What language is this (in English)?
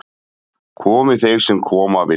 Icelandic